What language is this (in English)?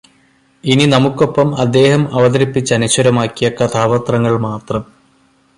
Malayalam